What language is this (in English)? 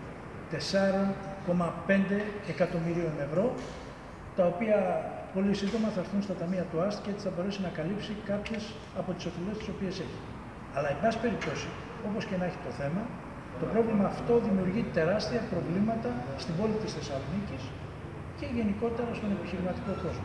Greek